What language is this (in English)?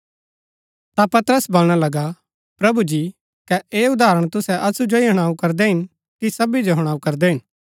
Gaddi